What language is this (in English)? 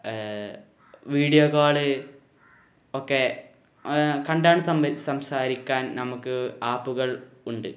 Malayalam